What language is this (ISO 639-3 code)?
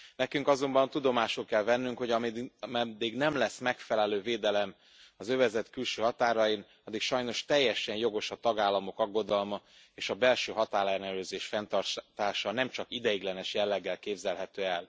hun